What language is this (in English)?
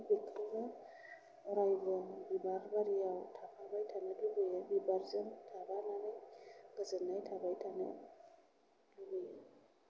Bodo